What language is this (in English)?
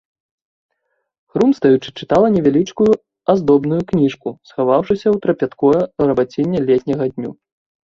Belarusian